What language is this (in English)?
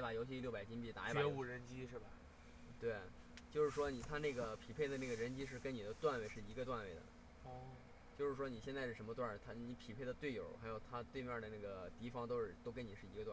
Chinese